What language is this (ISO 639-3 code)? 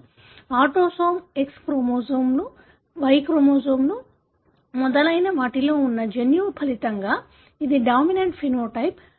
tel